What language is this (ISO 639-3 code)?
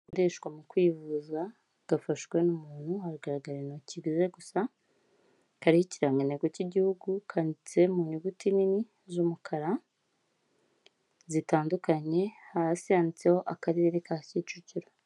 kin